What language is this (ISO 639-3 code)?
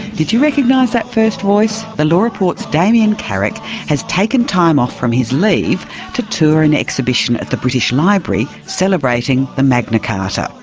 eng